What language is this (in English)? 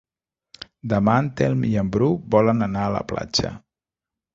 Catalan